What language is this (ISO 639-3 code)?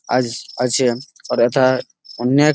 ben